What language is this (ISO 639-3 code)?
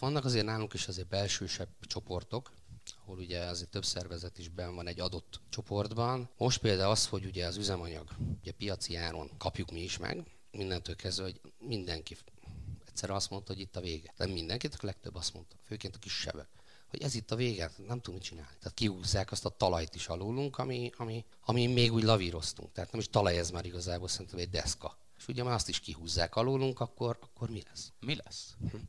hun